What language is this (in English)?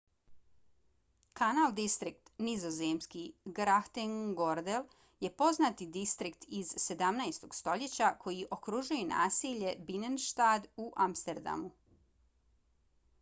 Bosnian